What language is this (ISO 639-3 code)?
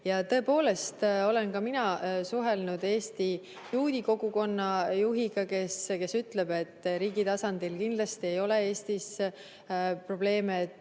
est